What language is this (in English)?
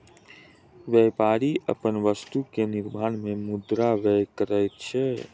Maithili